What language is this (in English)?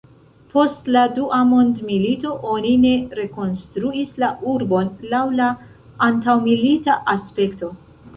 Esperanto